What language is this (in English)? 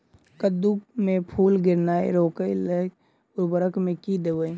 Maithili